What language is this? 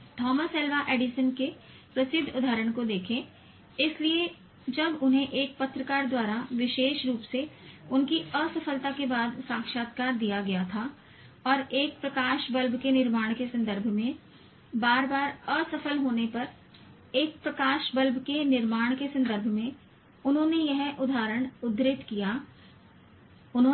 Hindi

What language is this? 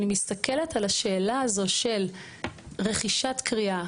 Hebrew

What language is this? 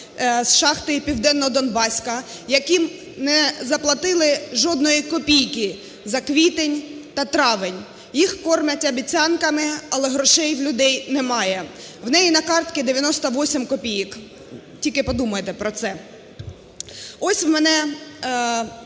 Ukrainian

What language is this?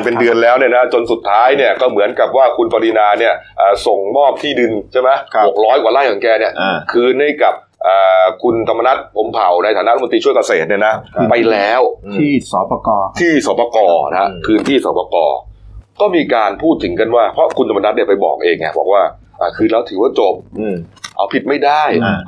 Thai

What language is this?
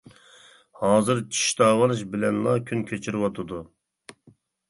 Uyghur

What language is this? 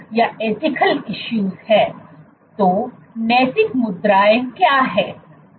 Hindi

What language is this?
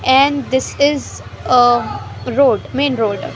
English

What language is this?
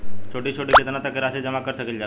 Bhojpuri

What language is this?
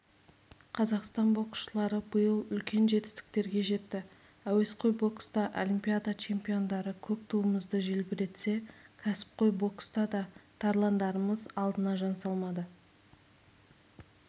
Kazakh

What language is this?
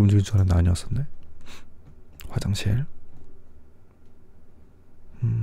Korean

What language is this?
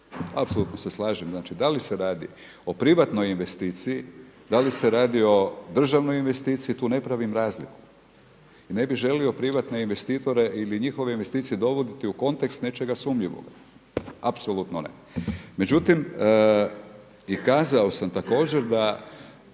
Croatian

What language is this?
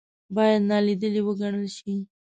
Pashto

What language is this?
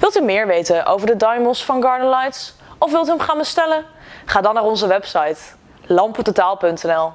Dutch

